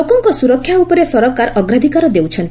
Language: Odia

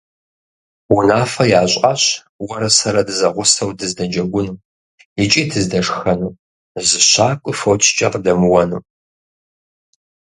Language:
Kabardian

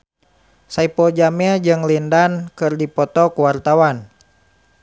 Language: Sundanese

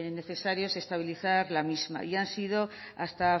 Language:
Spanish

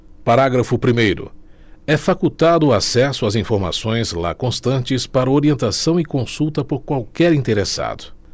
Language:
Portuguese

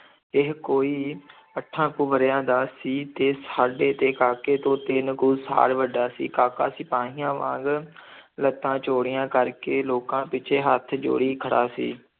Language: Punjabi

